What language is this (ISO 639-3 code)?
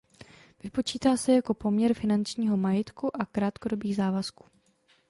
ces